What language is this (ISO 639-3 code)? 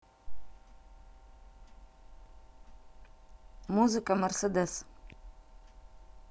rus